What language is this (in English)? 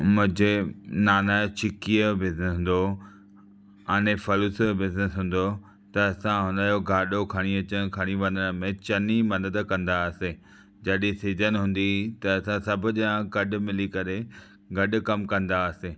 Sindhi